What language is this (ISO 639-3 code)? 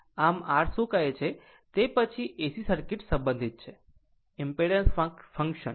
guj